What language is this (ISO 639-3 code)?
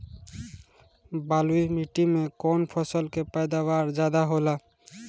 bho